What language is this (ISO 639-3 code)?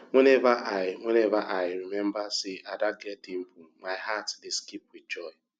pcm